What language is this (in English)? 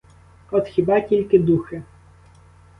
Ukrainian